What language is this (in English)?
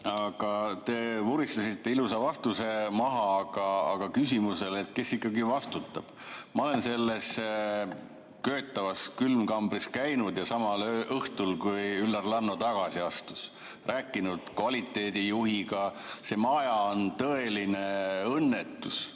Estonian